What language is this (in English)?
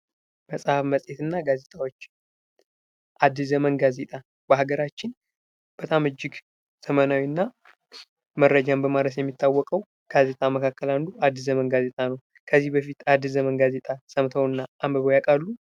Amharic